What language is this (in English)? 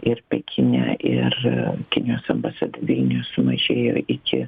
Lithuanian